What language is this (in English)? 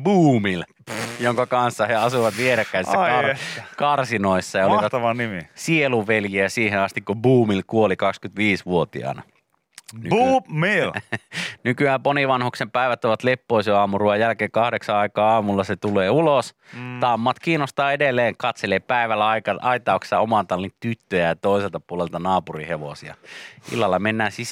Finnish